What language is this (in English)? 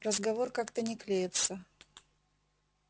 Russian